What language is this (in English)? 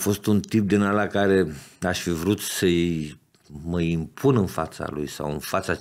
Romanian